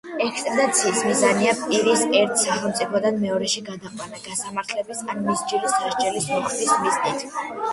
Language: Georgian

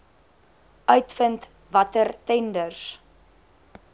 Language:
Afrikaans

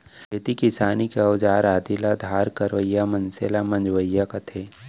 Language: Chhattisgarhi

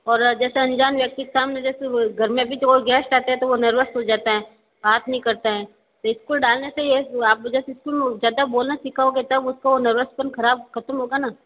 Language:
Hindi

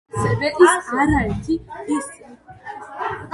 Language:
Georgian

